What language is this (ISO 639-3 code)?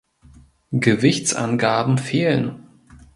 deu